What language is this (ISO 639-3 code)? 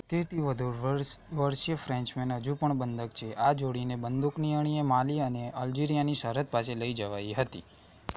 guj